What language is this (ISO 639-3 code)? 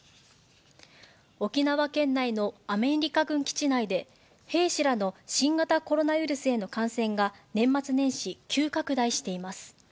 jpn